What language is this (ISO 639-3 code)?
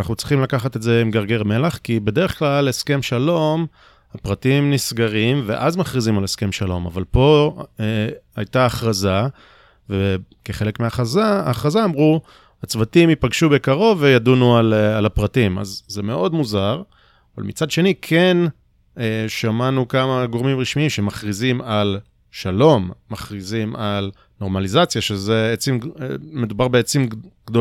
heb